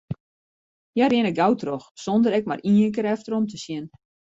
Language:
Western Frisian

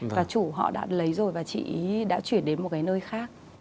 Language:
Vietnamese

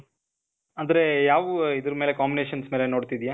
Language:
Kannada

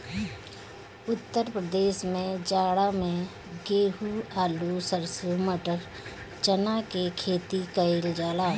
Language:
Bhojpuri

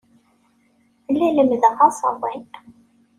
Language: Kabyle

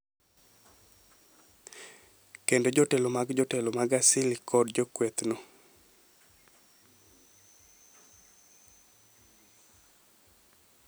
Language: Luo (Kenya and Tanzania)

